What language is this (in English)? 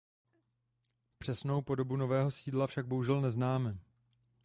Czech